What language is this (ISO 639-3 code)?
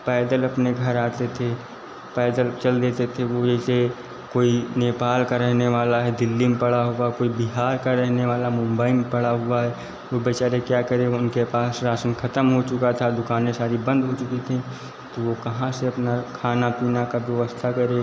hin